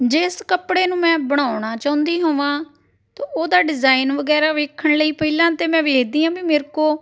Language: Punjabi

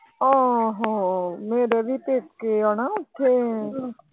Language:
Punjabi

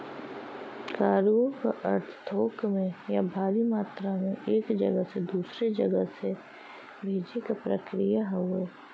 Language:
Bhojpuri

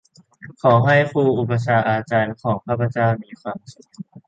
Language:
Thai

